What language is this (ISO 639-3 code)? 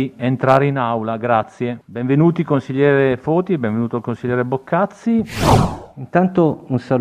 ita